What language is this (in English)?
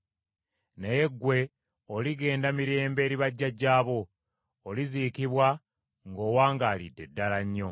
Ganda